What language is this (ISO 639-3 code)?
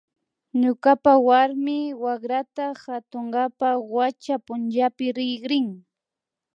qvi